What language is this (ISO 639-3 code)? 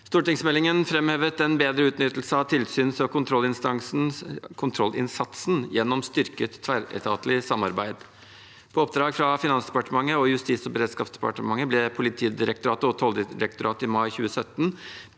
nor